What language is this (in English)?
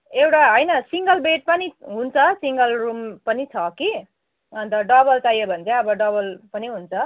Nepali